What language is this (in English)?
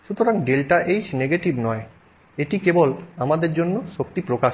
Bangla